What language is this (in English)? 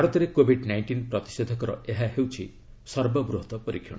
Odia